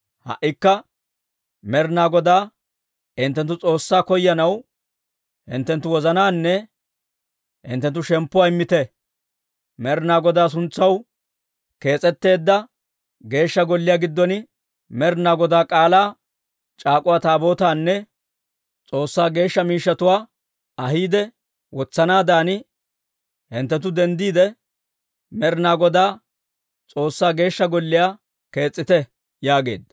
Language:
Dawro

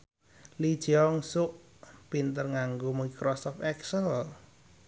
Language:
Javanese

